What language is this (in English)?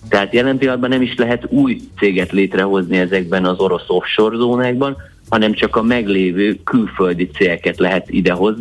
Hungarian